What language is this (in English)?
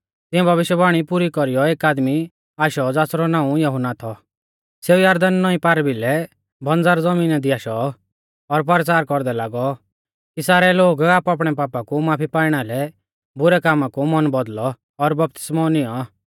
Mahasu Pahari